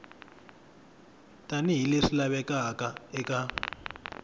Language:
Tsonga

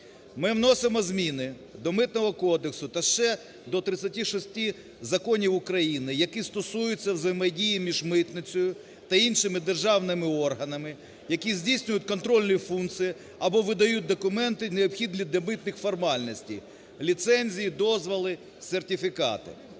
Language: Ukrainian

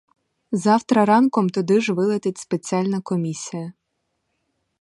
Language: Ukrainian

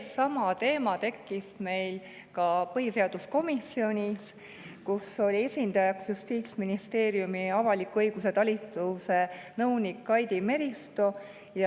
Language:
Estonian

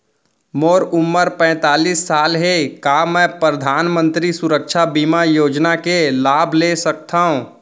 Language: Chhattisgarhi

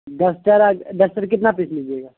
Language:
Urdu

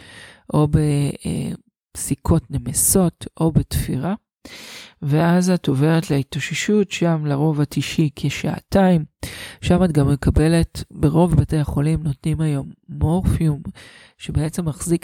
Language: Hebrew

